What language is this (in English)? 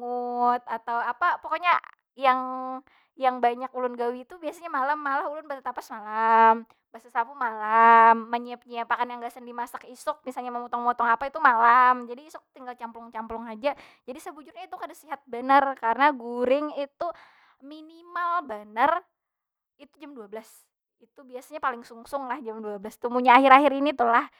Banjar